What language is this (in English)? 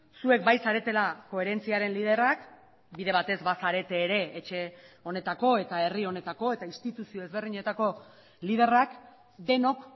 Basque